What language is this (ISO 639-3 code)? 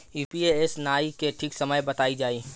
bho